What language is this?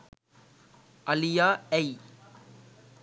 Sinhala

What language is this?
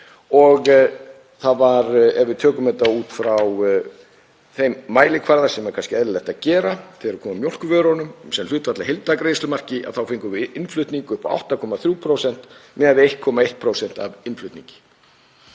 Icelandic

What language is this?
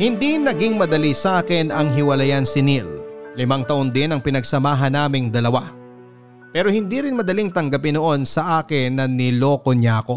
Filipino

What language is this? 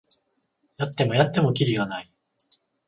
Japanese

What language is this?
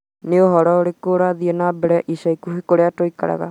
Kikuyu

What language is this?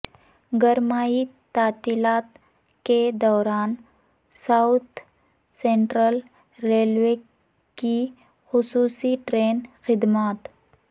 Urdu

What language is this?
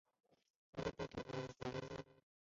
Chinese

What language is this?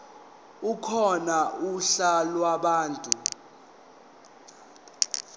Zulu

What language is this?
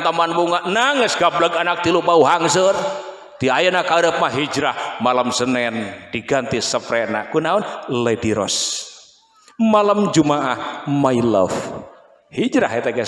Indonesian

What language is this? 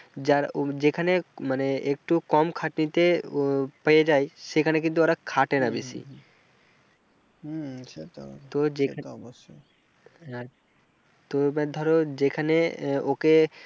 Bangla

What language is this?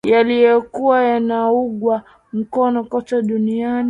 Swahili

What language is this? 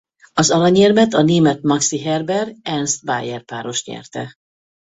Hungarian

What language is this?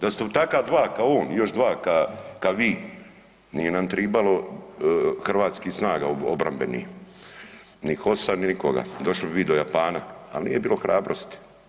Croatian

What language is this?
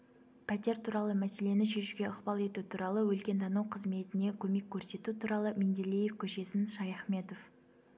Kazakh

